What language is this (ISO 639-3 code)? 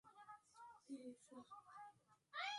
swa